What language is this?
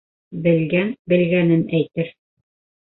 Bashkir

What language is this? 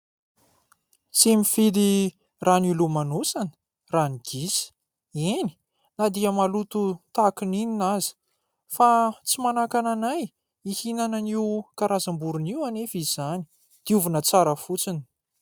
Malagasy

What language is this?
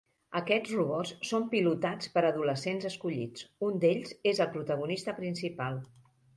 Catalan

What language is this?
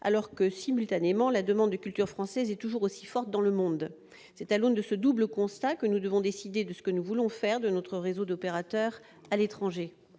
French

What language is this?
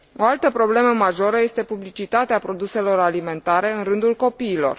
Romanian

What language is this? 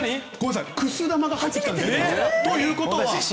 Japanese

